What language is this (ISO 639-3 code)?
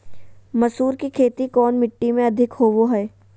mag